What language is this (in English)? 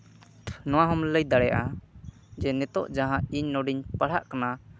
Santali